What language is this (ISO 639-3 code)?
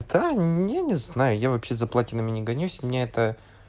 rus